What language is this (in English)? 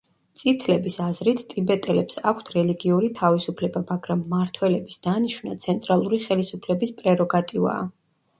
Georgian